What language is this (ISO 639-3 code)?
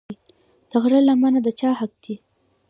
pus